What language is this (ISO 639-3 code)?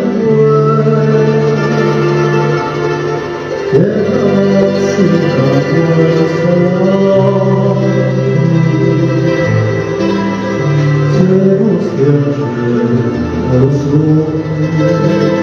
tur